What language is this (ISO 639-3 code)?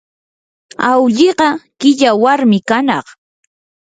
qur